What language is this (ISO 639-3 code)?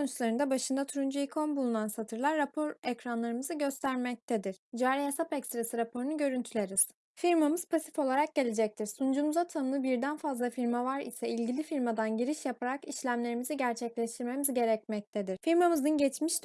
tur